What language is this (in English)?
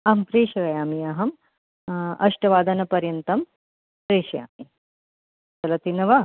Sanskrit